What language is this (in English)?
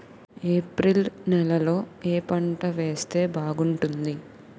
Telugu